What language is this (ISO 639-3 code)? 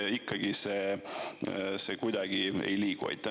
est